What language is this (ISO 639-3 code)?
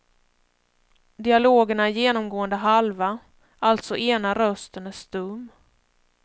swe